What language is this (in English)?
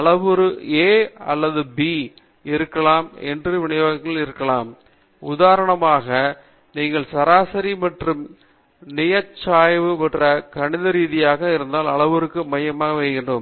Tamil